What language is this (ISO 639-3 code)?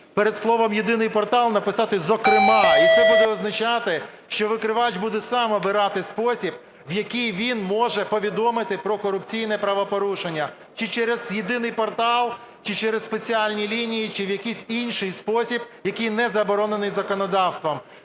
ukr